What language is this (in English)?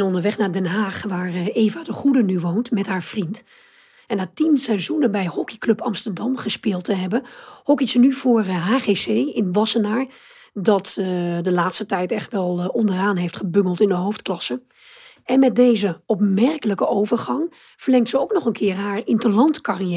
Dutch